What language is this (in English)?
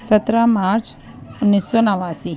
Urdu